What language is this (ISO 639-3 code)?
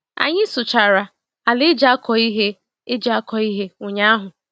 ibo